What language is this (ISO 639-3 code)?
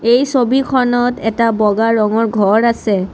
asm